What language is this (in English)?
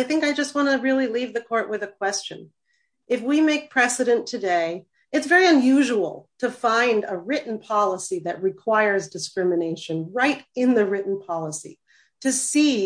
English